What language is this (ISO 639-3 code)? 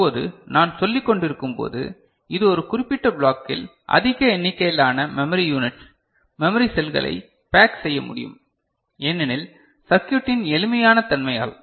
tam